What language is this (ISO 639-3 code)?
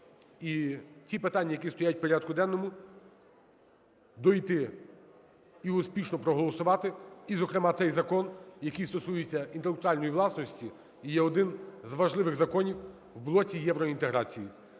ukr